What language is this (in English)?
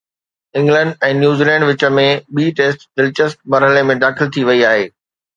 Sindhi